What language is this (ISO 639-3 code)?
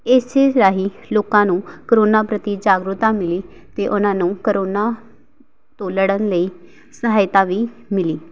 pan